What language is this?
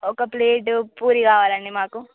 Telugu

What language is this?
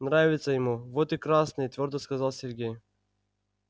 Russian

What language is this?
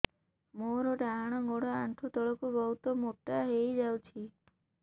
Odia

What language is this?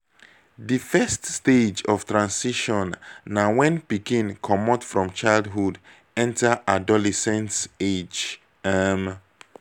Nigerian Pidgin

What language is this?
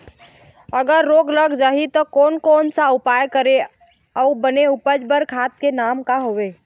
Chhattisgarhi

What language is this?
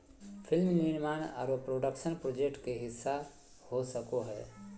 Magahi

